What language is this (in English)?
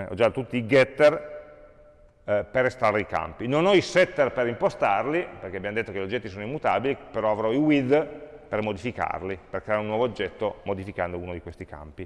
Italian